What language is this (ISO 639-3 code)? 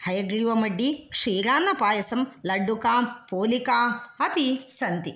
san